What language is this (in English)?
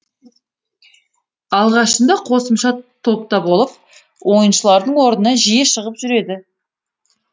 Kazakh